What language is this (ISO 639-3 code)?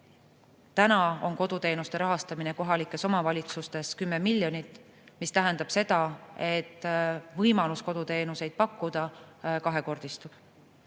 est